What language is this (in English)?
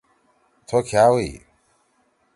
Torwali